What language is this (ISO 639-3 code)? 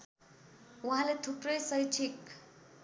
nep